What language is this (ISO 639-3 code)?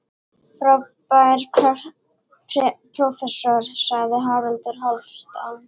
isl